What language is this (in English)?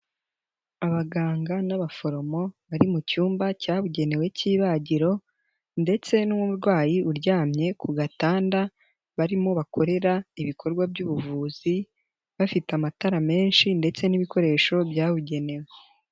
Kinyarwanda